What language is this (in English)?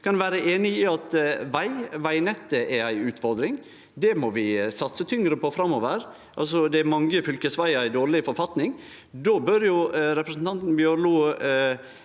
Norwegian